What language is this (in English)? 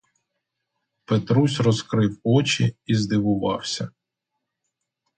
Ukrainian